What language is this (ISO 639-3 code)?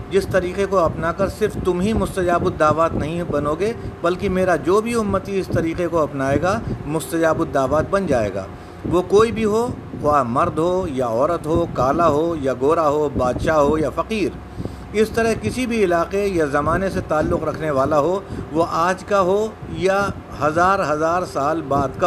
urd